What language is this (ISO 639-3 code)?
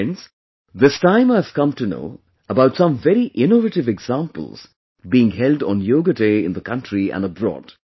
eng